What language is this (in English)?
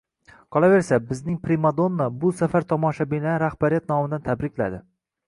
Uzbek